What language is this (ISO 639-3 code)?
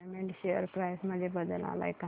mar